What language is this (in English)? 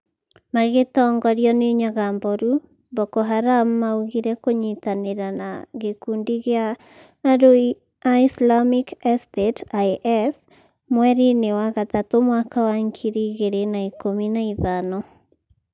Kikuyu